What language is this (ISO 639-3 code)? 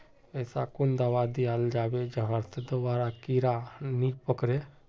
mag